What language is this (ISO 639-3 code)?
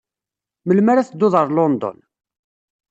kab